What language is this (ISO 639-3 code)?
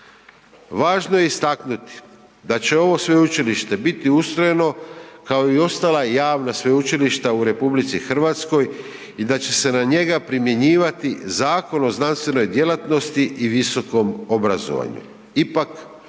hrv